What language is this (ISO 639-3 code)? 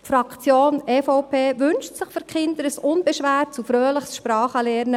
gsw